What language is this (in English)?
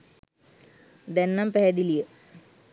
Sinhala